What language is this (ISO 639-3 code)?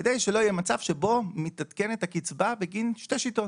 heb